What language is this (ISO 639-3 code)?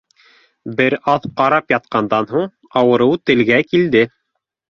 bak